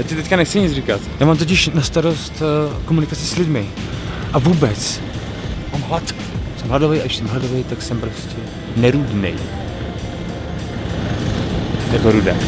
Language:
Czech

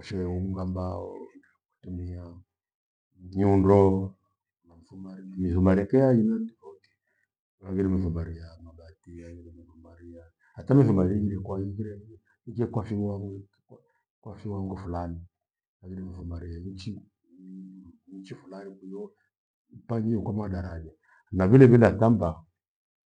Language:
Gweno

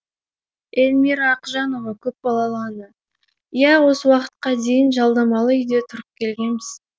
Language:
Kazakh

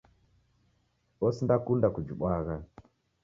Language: Taita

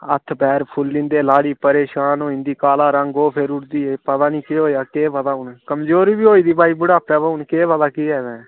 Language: Dogri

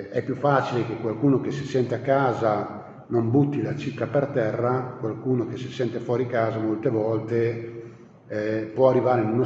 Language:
Italian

